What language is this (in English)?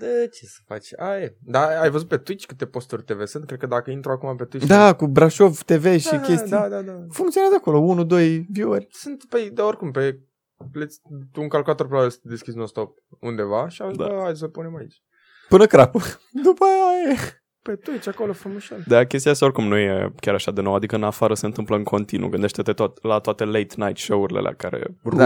Romanian